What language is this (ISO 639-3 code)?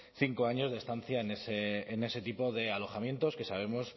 spa